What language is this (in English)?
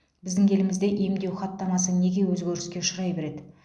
Kazakh